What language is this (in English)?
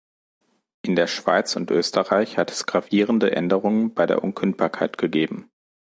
German